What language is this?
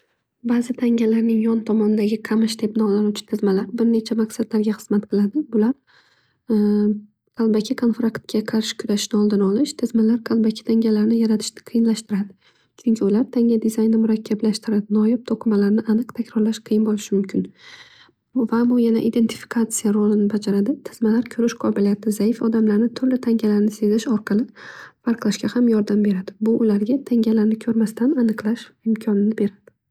Uzbek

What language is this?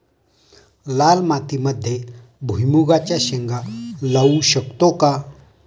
Marathi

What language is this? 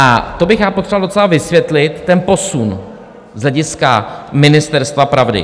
Czech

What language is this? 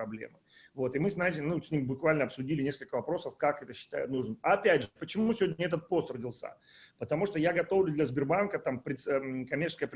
Russian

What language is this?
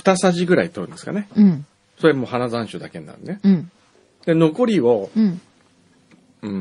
Japanese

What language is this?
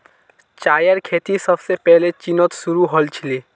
Magahi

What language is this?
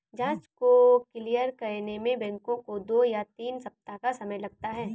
Hindi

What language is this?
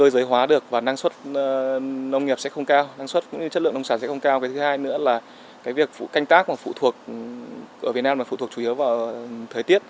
Vietnamese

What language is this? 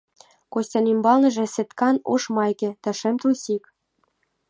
Mari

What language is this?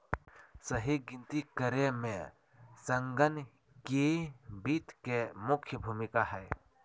Magahi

